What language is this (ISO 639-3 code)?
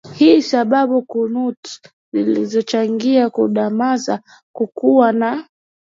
swa